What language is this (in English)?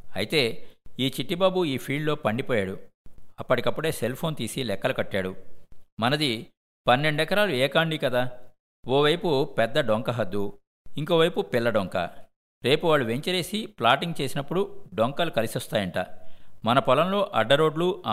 Telugu